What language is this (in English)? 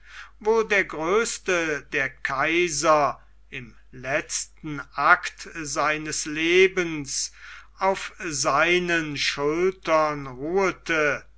German